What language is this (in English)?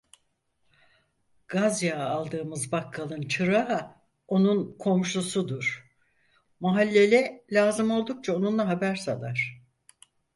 Turkish